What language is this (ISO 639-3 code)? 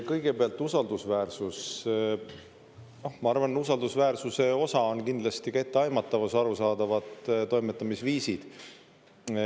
est